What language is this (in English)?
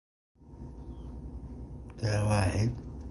Arabic